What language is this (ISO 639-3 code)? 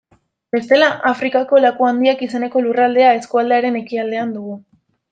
eus